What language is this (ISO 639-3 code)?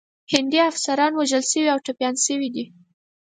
pus